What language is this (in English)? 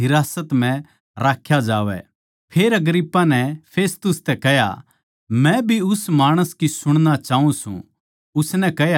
Haryanvi